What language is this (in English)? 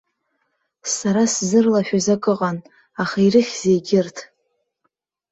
Abkhazian